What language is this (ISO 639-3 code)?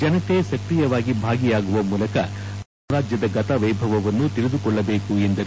kan